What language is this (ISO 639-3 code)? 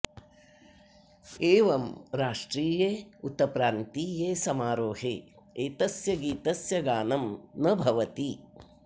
san